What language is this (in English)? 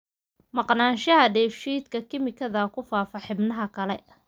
Somali